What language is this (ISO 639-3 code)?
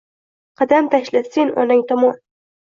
uzb